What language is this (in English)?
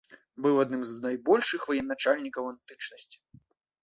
Belarusian